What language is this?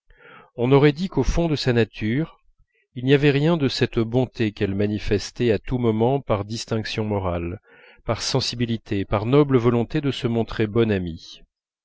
French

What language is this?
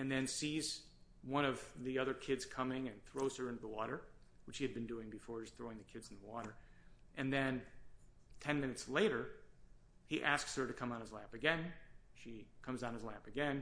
English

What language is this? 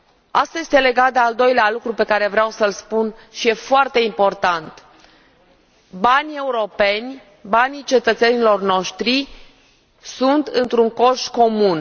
Romanian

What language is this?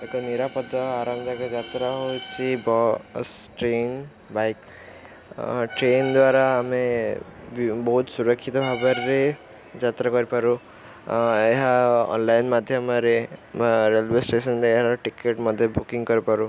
Odia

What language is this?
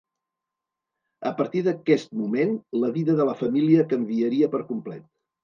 Catalan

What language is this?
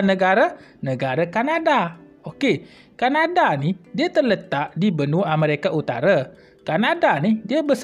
Malay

